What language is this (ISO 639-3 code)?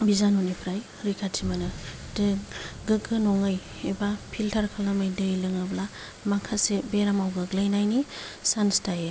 brx